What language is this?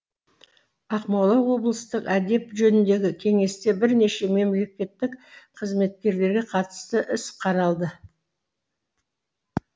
Kazakh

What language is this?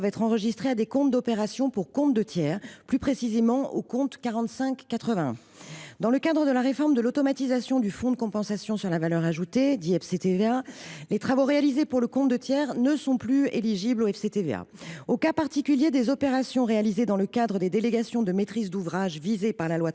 French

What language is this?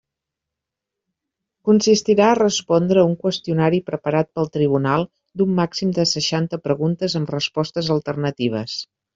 Catalan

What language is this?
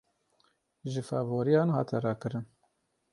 Kurdish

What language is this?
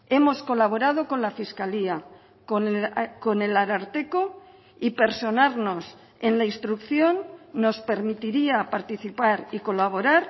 Spanish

